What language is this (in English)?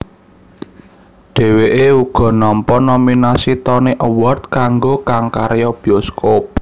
Javanese